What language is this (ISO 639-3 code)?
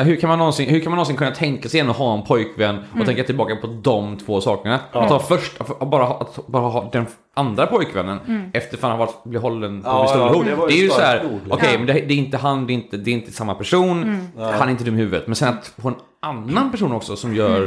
swe